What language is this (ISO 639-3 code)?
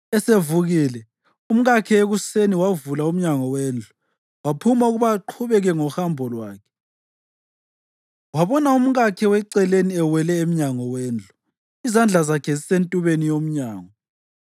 nde